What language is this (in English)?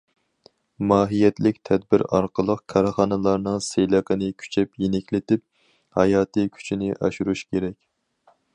Uyghur